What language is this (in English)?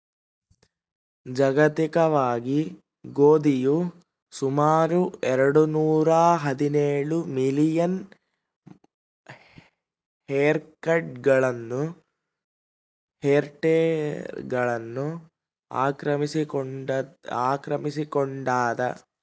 Kannada